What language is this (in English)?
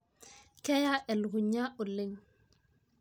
Masai